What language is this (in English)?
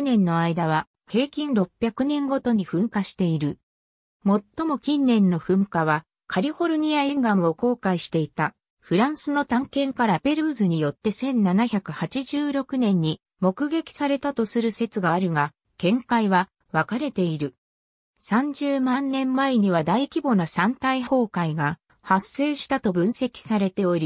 Japanese